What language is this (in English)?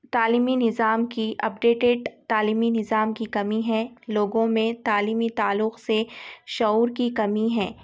Urdu